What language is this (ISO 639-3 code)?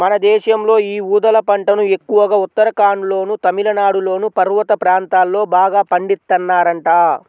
tel